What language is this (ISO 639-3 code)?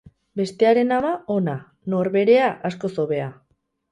eus